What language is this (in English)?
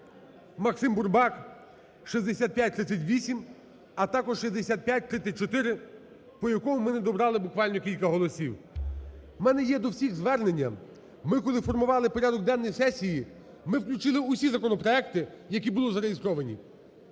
Ukrainian